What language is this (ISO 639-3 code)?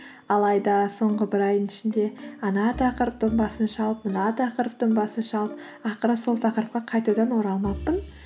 kaz